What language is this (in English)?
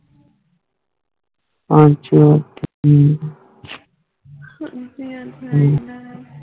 Punjabi